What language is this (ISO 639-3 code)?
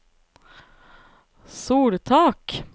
nor